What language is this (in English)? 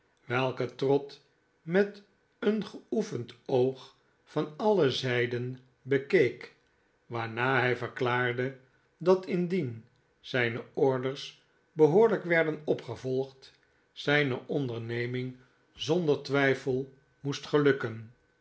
Dutch